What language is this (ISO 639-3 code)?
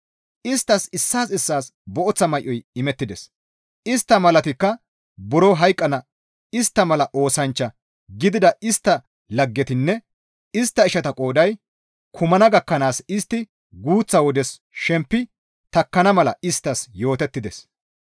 gmv